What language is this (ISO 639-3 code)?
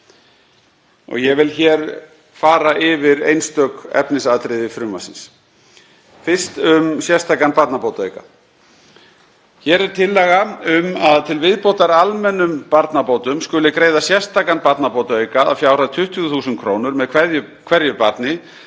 isl